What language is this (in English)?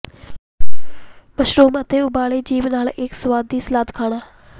Punjabi